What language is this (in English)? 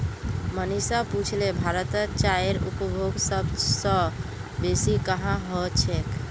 Magahi